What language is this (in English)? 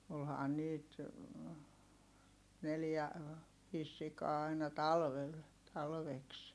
Finnish